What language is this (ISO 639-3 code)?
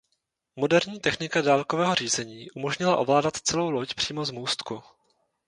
ces